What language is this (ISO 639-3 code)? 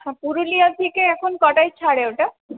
ben